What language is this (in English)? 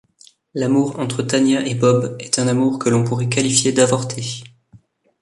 French